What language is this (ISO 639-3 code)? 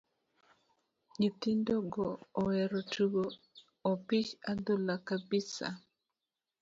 luo